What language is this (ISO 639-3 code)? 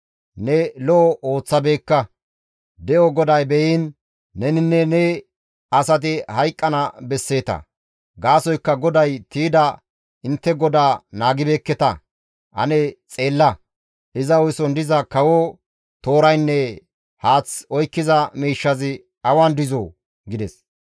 gmv